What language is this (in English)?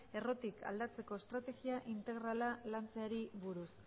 Basque